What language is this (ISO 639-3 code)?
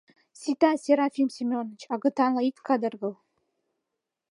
chm